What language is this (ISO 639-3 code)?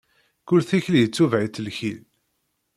kab